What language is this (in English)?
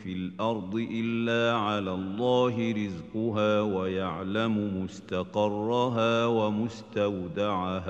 Arabic